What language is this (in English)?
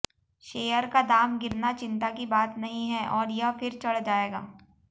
Hindi